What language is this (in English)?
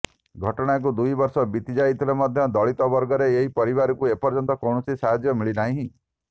Odia